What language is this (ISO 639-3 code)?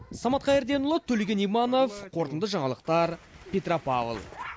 kaz